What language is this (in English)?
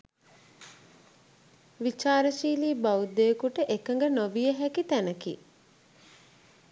Sinhala